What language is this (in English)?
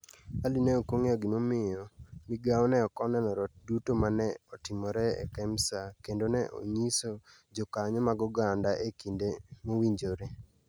Luo (Kenya and Tanzania)